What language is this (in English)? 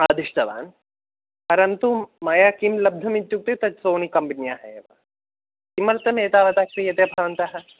Sanskrit